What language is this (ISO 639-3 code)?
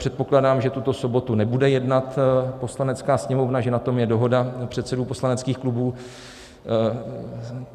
ces